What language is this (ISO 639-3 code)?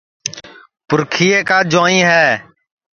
ssi